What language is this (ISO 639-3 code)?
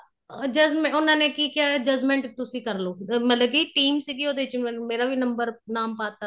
pan